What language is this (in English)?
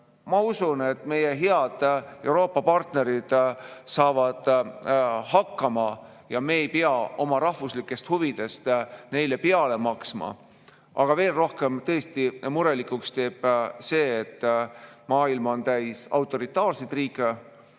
Estonian